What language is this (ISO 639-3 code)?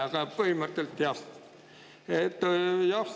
est